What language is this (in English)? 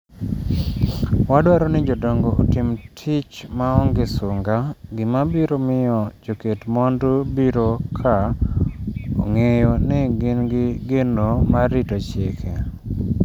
Luo (Kenya and Tanzania)